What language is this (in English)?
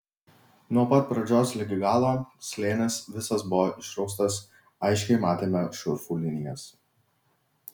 Lithuanian